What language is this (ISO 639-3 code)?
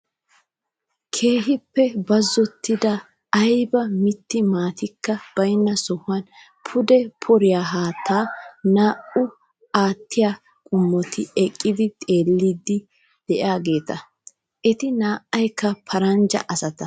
wal